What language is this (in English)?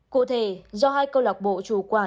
Vietnamese